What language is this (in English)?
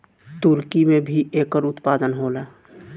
Bhojpuri